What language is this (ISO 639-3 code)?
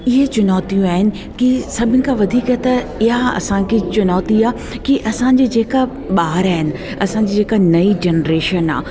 snd